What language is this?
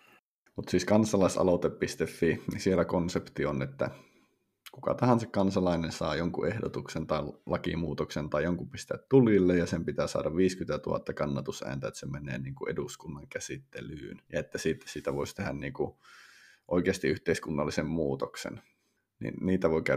Finnish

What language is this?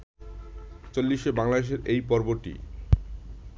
Bangla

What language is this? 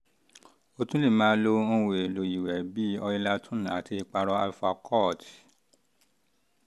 Yoruba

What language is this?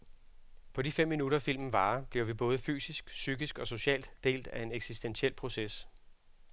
Danish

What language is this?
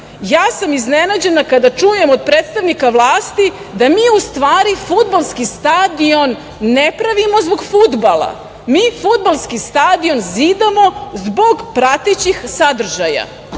Serbian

